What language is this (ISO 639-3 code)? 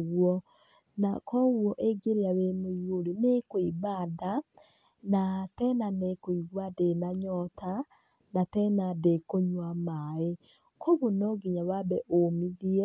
kik